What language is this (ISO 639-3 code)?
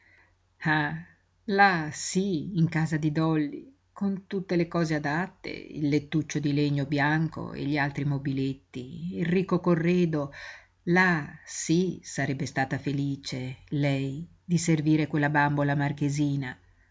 ita